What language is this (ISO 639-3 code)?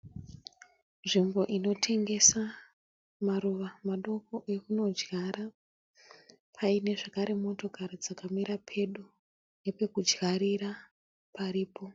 sna